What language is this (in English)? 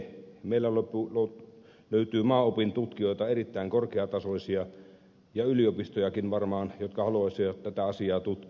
Finnish